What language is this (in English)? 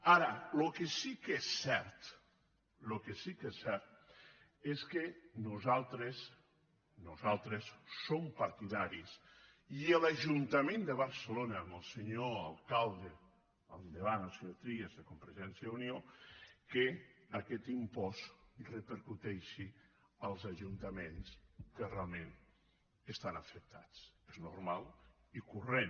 Catalan